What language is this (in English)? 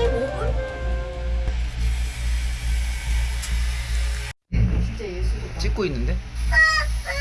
Korean